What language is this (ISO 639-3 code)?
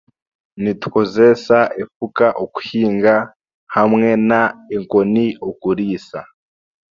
cgg